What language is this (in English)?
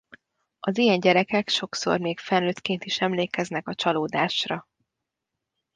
Hungarian